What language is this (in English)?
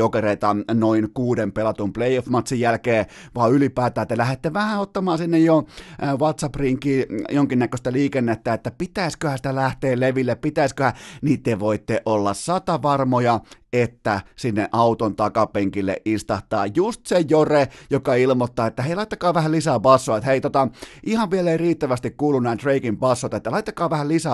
Finnish